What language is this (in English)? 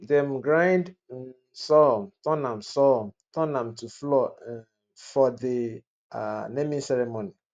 Nigerian Pidgin